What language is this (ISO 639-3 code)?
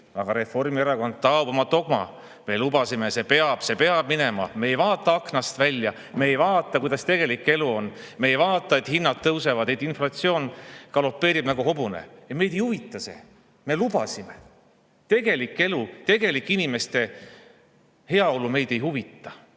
est